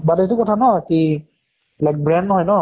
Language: Assamese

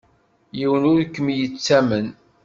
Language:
Kabyle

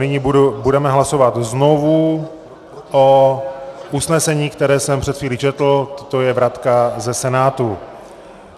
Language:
Czech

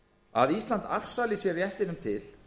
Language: Icelandic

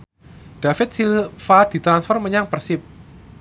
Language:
Javanese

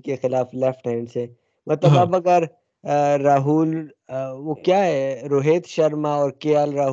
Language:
Urdu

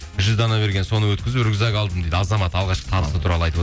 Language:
Kazakh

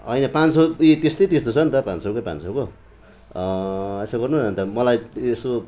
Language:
Nepali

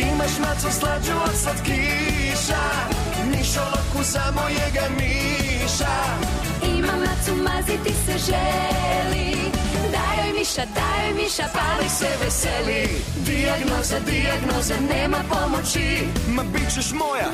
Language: Croatian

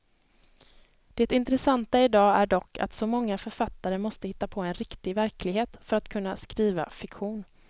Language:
Swedish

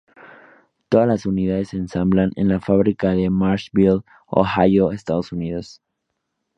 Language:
Spanish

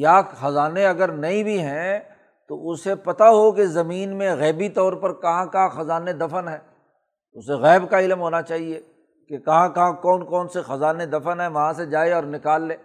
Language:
Urdu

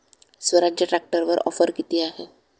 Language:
Marathi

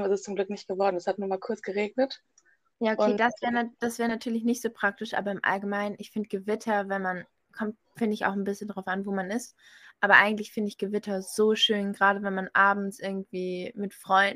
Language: German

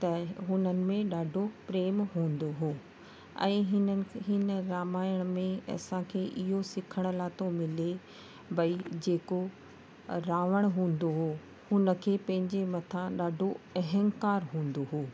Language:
Sindhi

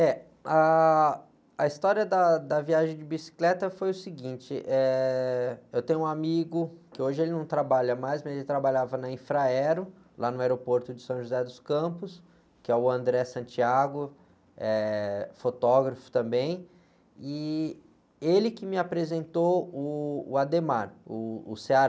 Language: Portuguese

